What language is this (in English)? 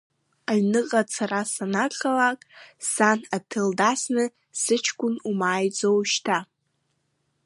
Abkhazian